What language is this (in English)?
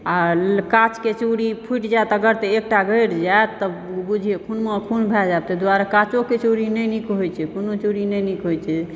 Maithili